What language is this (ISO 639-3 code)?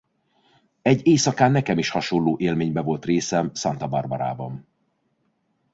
hun